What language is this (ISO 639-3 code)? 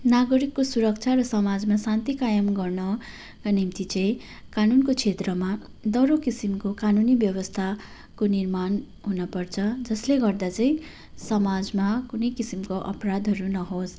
nep